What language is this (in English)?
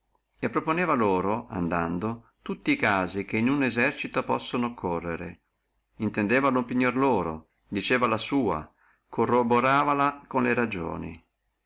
Italian